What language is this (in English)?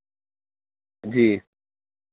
Dogri